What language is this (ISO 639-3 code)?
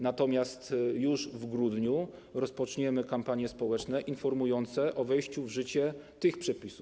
pol